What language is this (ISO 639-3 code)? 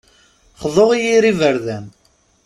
kab